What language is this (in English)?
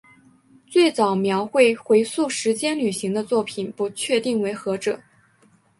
Chinese